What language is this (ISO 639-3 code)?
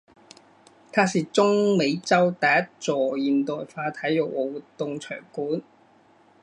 zho